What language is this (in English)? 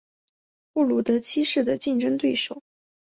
Chinese